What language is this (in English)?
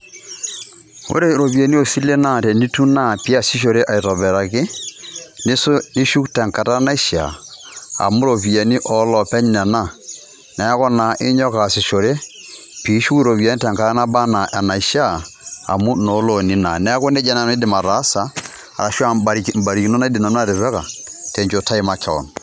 Masai